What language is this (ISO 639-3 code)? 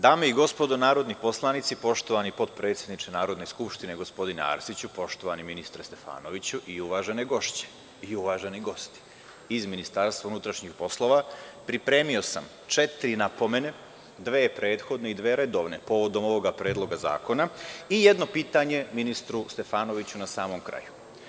srp